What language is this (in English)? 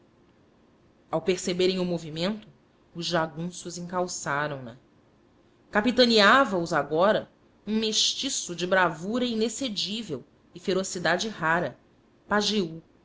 Portuguese